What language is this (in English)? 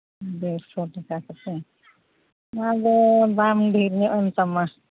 Santali